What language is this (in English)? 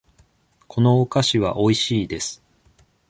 Japanese